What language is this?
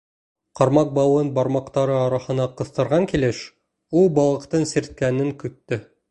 Bashkir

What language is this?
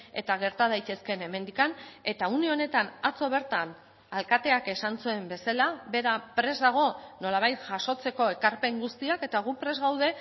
Basque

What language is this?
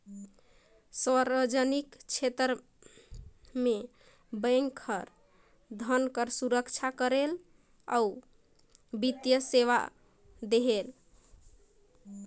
Chhattisgarhi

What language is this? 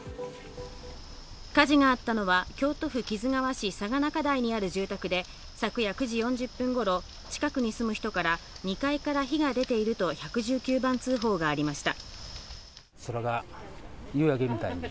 Japanese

